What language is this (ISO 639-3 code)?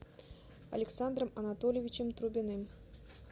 rus